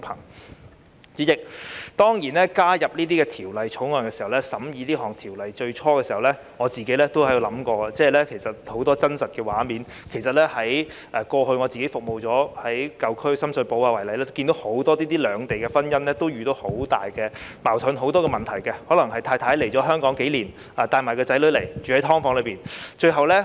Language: Cantonese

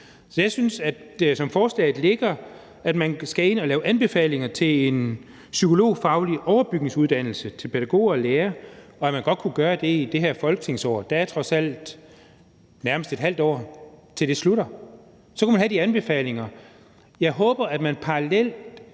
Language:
Danish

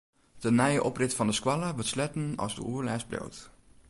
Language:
Western Frisian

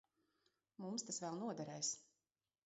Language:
Latvian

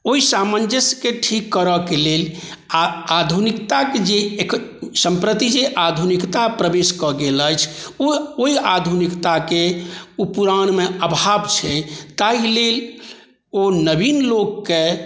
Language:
Maithili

